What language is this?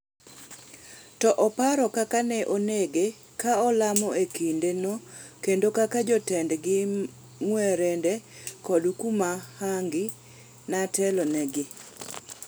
Luo (Kenya and Tanzania)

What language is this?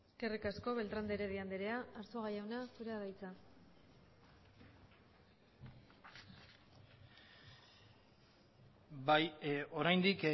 Basque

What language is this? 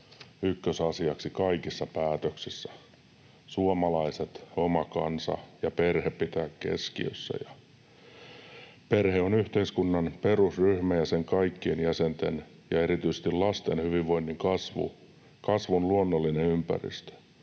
Finnish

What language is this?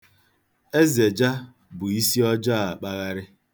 Igbo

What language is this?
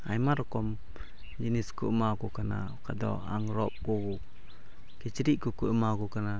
Santali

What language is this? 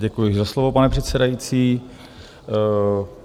Czech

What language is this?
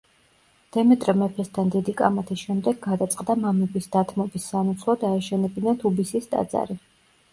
Georgian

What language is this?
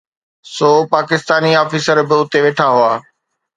Sindhi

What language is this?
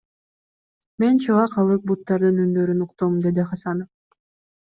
Kyrgyz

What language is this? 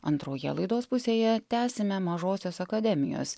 Lithuanian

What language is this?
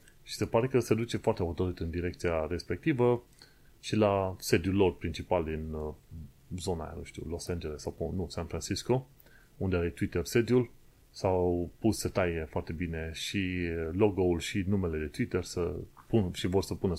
Romanian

